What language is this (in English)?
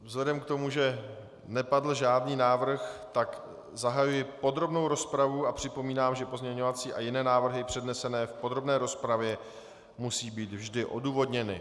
Czech